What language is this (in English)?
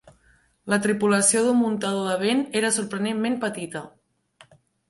Catalan